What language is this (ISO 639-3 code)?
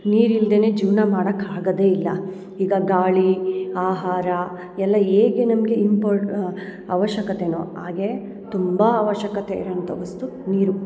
kan